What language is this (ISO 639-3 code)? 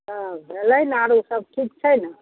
mai